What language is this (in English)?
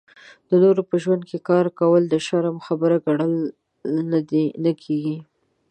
Pashto